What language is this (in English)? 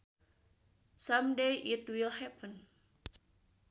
Sundanese